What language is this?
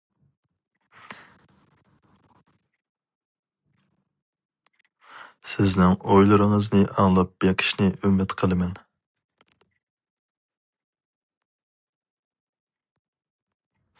Uyghur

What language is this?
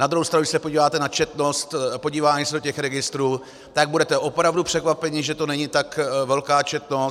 Czech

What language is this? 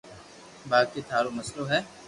Loarki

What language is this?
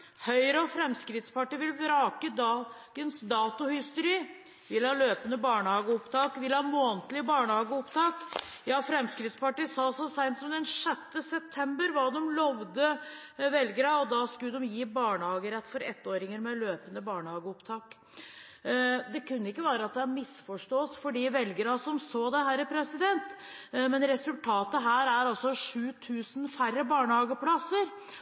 Norwegian Bokmål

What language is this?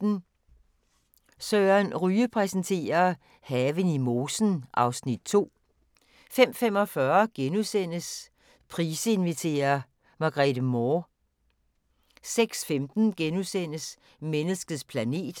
Danish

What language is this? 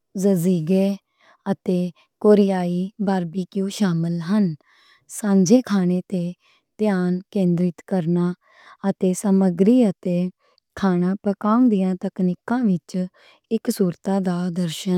Western Panjabi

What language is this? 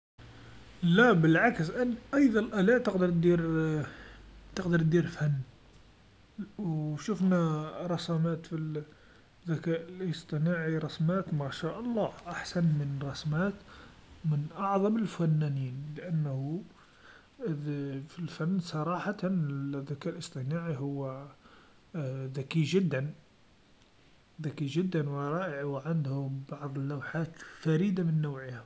Algerian Arabic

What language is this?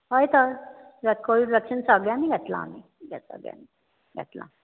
Konkani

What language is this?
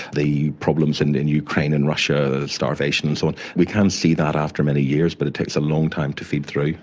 English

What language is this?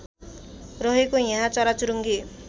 Nepali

